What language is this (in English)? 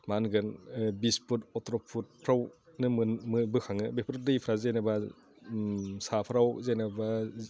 Bodo